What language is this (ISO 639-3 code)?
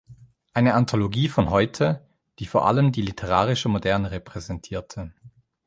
deu